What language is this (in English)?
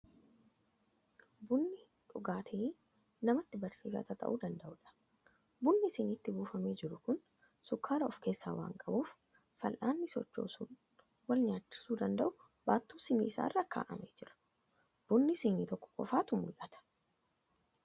Oromo